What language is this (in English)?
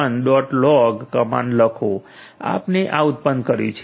Gujarati